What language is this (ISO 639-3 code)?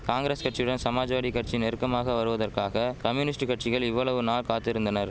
tam